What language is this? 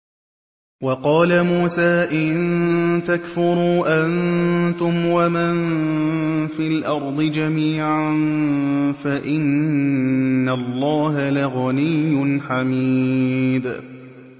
Arabic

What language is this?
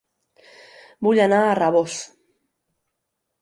Catalan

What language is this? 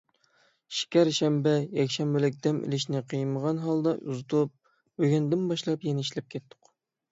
Uyghur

